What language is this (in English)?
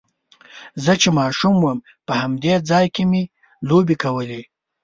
Pashto